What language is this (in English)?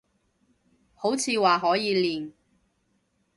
Cantonese